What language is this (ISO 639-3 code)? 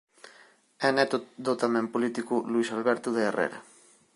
glg